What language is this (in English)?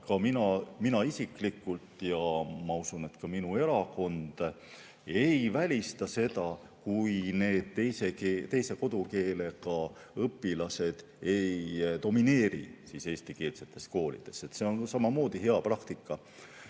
Estonian